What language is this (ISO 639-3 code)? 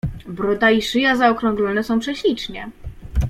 pol